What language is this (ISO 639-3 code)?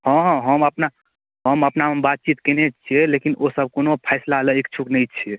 mai